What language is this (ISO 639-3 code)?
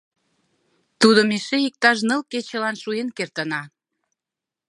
chm